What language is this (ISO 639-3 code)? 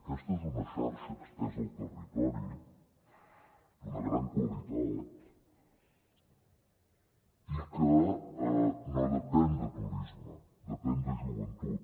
cat